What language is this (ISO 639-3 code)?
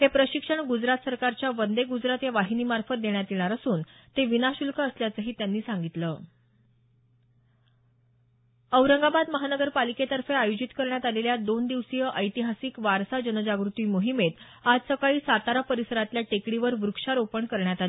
mar